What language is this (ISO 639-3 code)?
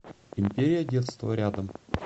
rus